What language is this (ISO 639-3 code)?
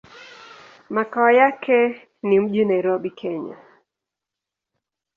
swa